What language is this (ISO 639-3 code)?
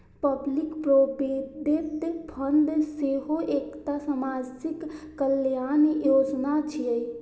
mai